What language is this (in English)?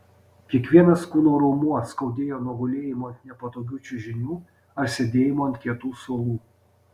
Lithuanian